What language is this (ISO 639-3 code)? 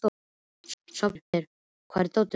isl